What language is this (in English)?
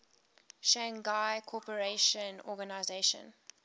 English